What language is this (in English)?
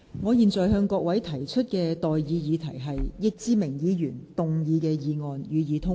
Cantonese